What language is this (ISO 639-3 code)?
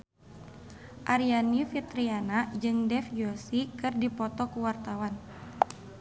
sun